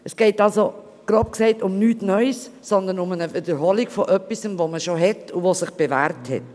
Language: Swiss German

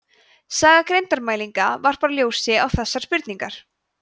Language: Icelandic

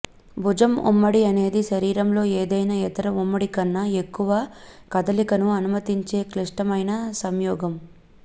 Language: Telugu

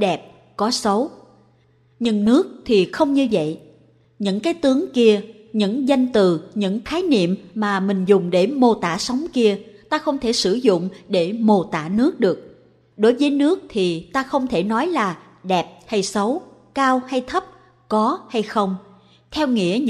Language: Vietnamese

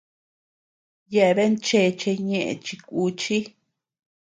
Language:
Tepeuxila Cuicatec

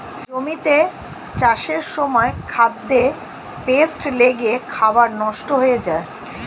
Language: Bangla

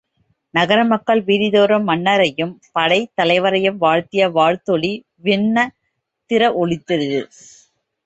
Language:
Tamil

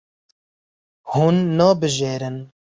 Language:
Kurdish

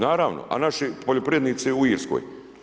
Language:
Croatian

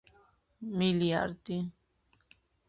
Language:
Georgian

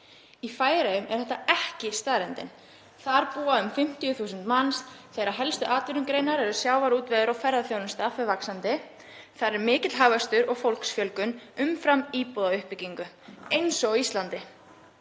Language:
Icelandic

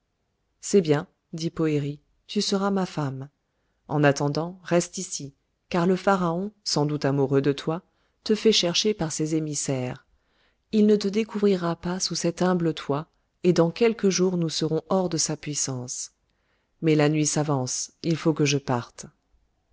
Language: French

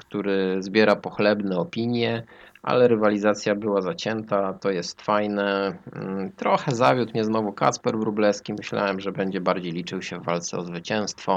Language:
Polish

